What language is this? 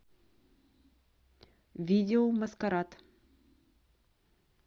Russian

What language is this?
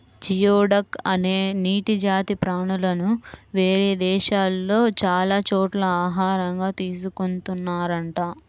Telugu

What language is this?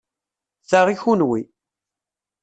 Kabyle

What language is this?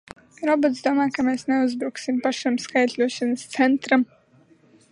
Latvian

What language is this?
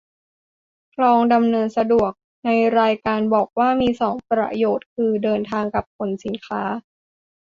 Thai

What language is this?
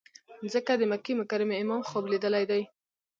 Pashto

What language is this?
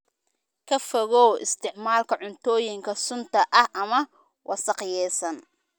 Somali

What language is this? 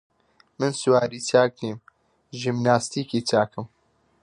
Central Kurdish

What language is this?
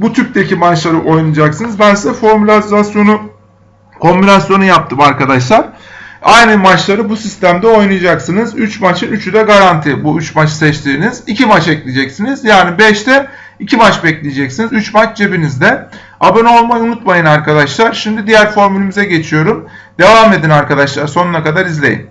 Turkish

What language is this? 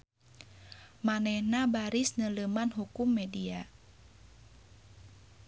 Sundanese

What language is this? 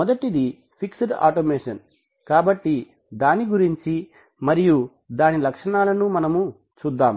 Telugu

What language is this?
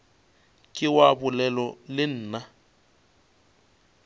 Northern Sotho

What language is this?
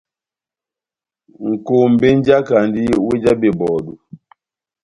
Batanga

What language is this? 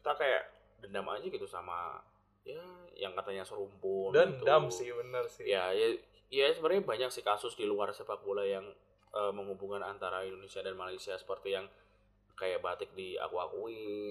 Indonesian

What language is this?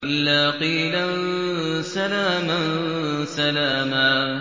Arabic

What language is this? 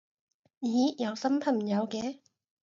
Cantonese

